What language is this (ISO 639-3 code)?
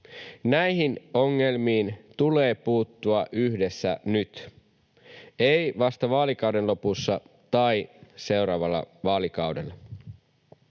fin